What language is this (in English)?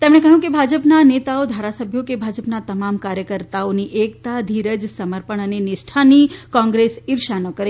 Gujarati